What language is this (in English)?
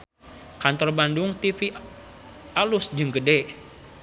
Sundanese